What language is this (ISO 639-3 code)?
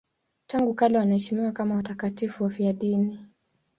swa